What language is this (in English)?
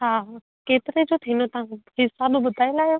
Sindhi